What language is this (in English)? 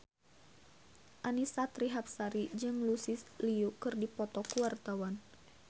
Sundanese